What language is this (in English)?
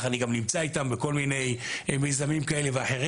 Hebrew